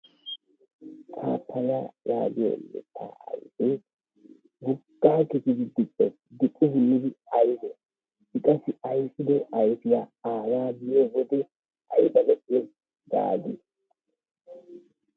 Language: Wolaytta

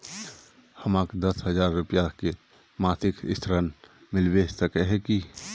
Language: Magahi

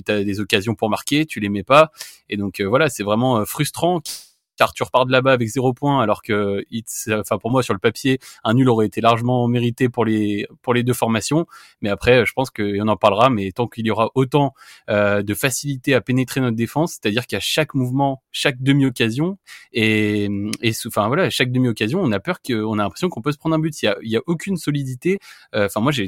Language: French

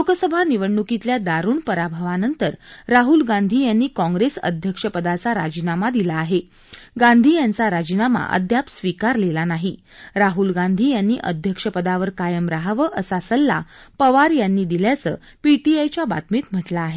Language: Marathi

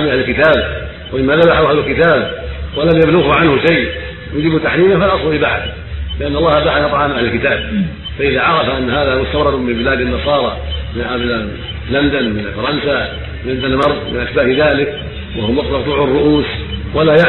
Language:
Arabic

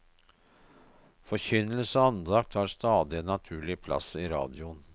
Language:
Norwegian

